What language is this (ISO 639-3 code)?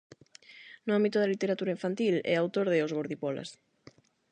glg